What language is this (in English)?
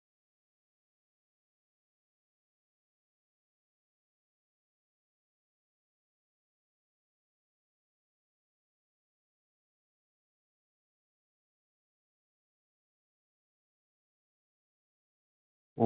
Manipuri